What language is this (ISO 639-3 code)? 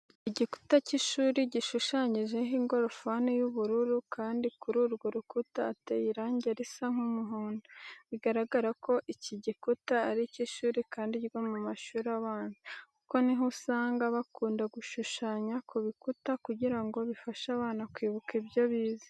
kin